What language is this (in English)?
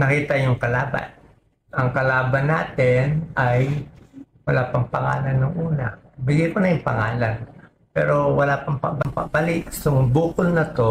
Filipino